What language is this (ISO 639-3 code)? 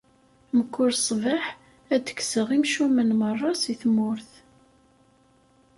kab